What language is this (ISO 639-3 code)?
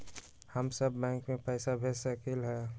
mag